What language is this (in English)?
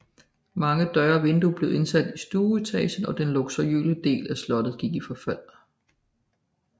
Danish